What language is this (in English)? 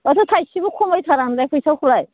Bodo